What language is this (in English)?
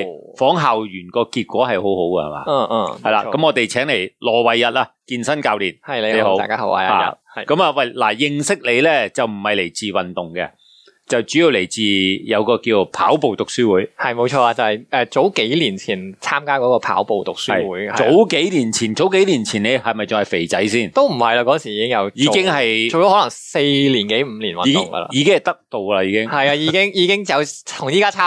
Chinese